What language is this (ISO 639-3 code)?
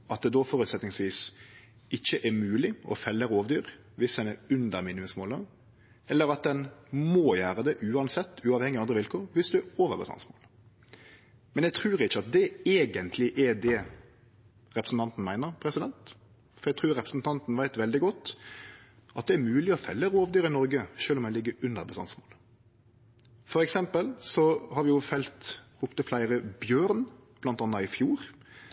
nno